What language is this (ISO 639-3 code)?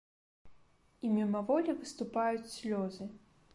bel